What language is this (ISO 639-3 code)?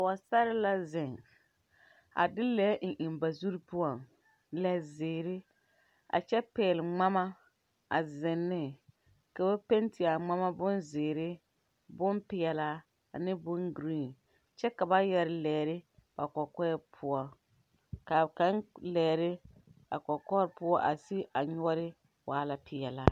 dga